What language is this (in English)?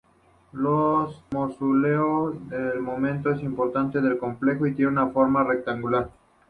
Spanish